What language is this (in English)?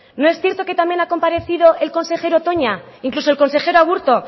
Spanish